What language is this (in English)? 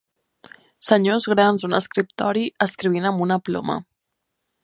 Catalan